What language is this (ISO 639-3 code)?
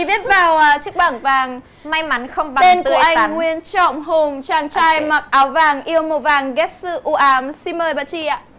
vie